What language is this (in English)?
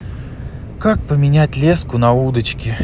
Russian